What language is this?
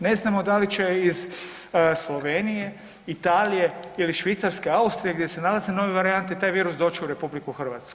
Croatian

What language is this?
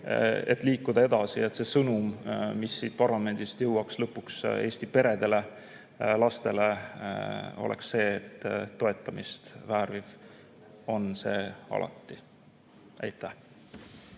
Estonian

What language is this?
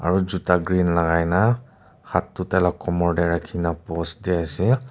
Naga Pidgin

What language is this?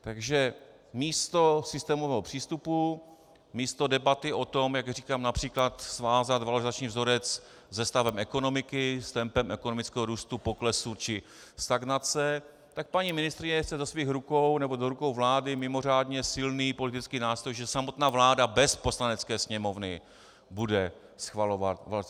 Czech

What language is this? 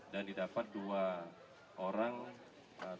Indonesian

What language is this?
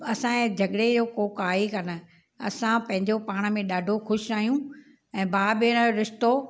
Sindhi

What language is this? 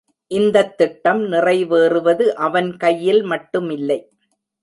Tamil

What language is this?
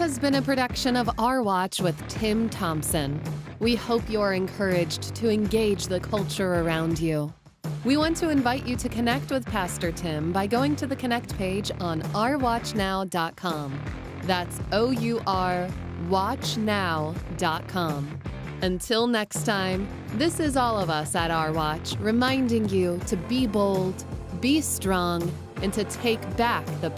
English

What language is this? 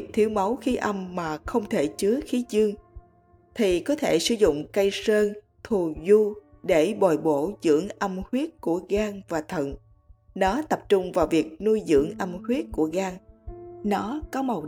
Vietnamese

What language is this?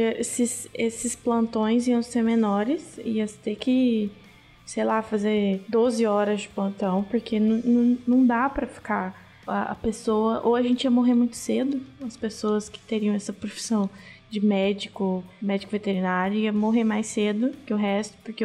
Portuguese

